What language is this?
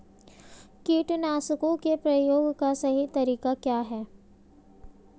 Hindi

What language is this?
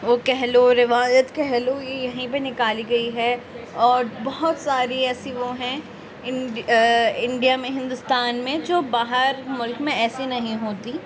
Urdu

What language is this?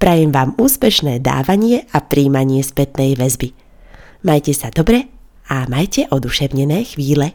Slovak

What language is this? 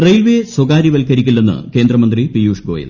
Malayalam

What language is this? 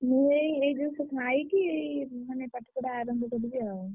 Odia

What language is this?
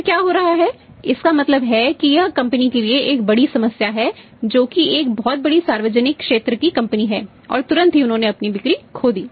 Hindi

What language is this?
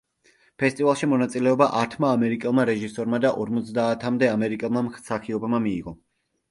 Georgian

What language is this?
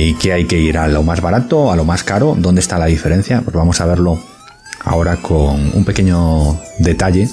Spanish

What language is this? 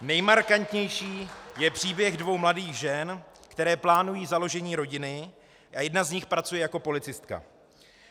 Czech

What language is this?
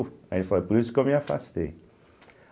Portuguese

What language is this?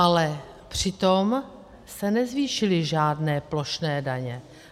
Czech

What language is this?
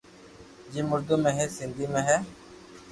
Loarki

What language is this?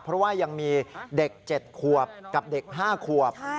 Thai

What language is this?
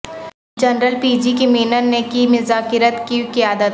Urdu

